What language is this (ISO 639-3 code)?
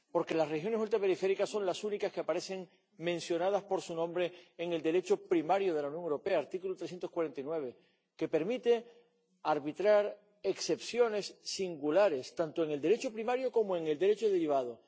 spa